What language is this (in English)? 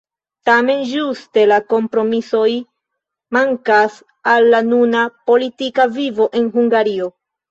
Esperanto